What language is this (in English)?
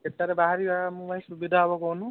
Odia